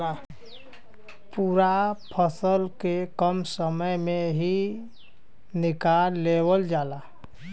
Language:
Bhojpuri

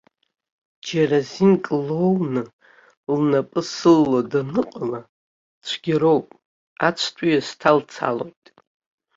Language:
Abkhazian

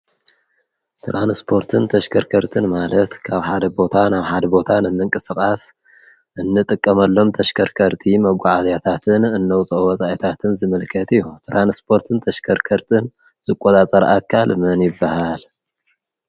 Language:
Tigrinya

